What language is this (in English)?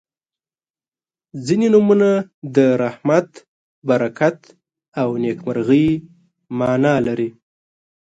Pashto